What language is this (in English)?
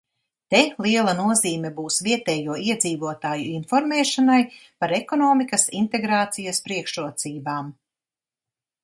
Latvian